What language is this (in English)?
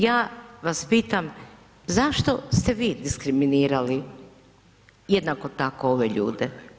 Croatian